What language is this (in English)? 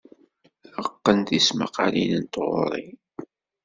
Kabyle